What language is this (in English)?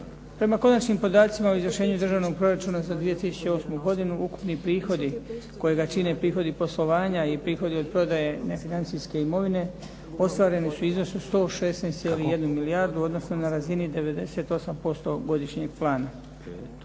Croatian